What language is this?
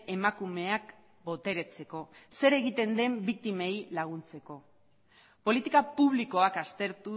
Basque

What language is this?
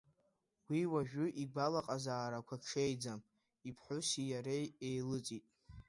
Abkhazian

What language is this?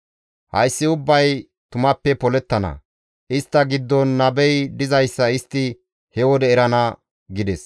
Gamo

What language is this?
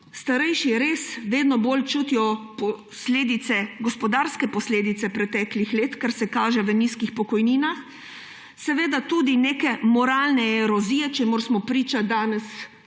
Slovenian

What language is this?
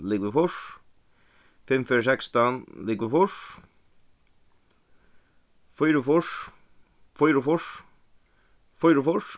Faroese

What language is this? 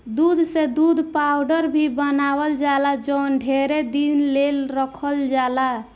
Bhojpuri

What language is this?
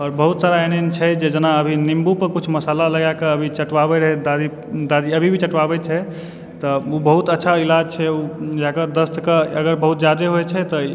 Maithili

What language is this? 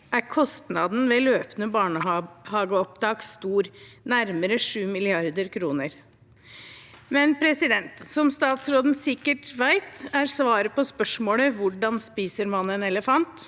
Norwegian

